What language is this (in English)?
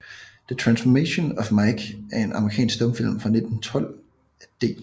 Danish